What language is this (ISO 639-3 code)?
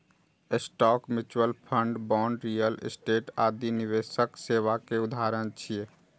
mai